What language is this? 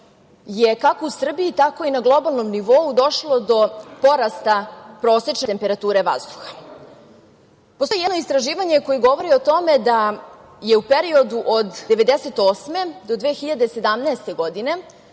Serbian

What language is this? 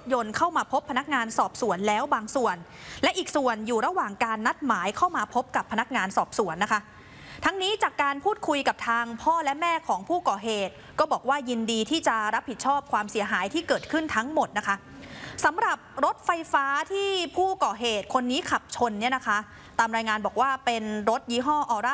Thai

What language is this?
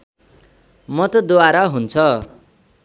Nepali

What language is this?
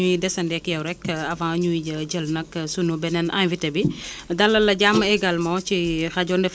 Wolof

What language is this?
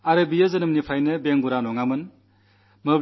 Malayalam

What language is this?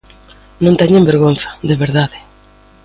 Galician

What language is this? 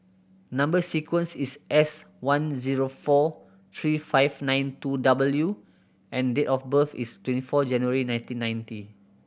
English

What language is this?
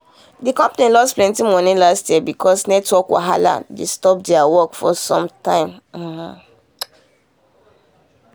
Nigerian Pidgin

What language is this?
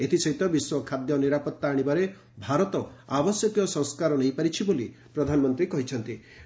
Odia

